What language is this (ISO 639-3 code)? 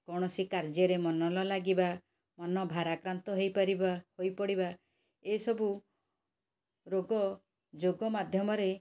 ori